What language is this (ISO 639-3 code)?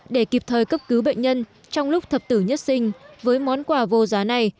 vie